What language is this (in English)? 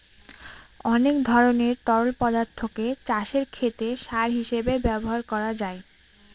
Bangla